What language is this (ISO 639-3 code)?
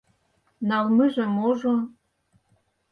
chm